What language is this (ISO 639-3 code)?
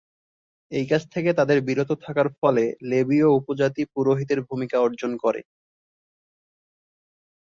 ben